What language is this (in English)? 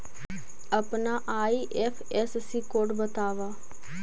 Magahi